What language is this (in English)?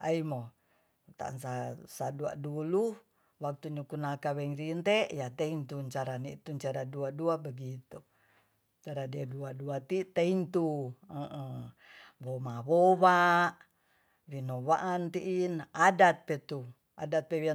Tonsea